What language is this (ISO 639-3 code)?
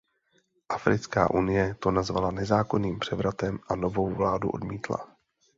ces